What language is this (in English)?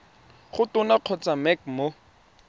Tswana